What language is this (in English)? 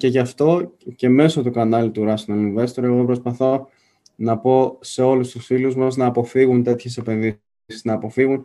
Greek